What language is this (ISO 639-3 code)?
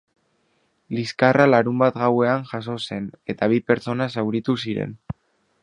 eus